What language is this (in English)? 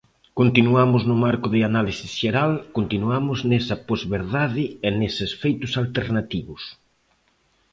Galician